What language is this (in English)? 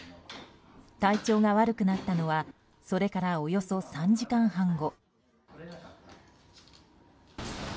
Japanese